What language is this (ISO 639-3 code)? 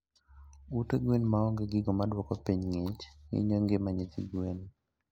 luo